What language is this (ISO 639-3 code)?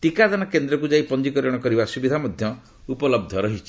ori